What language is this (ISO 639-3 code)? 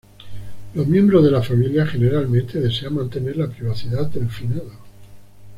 spa